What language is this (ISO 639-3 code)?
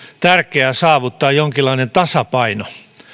fin